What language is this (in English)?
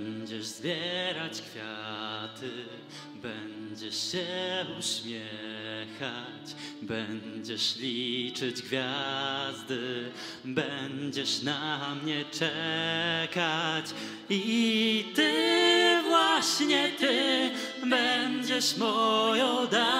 Polish